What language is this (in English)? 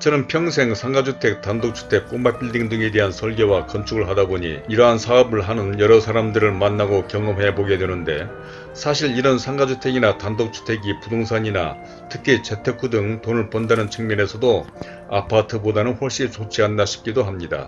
Korean